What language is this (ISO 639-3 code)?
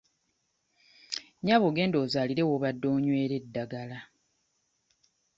lug